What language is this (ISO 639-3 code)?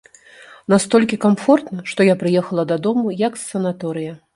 bel